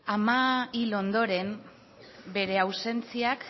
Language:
Basque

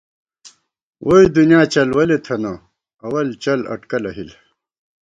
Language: Gawar-Bati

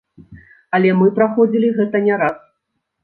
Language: Belarusian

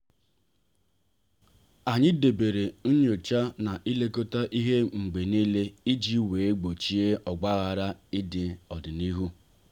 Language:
Igbo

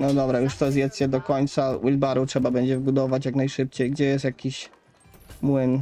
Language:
Polish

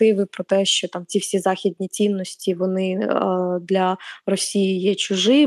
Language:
Ukrainian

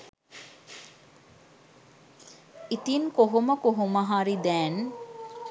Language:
Sinhala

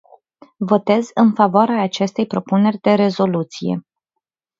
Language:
Romanian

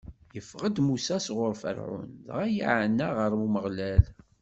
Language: Kabyle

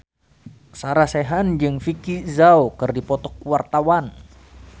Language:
Sundanese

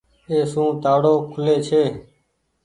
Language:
Goaria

